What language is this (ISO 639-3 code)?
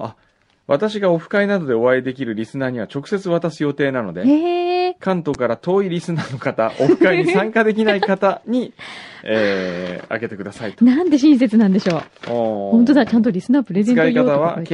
jpn